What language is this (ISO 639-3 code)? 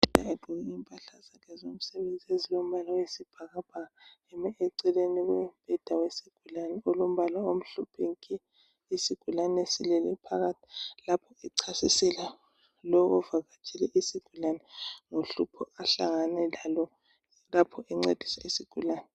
nde